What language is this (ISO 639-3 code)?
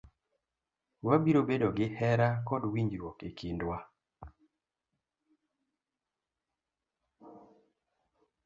luo